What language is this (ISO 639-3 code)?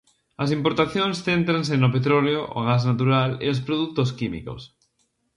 glg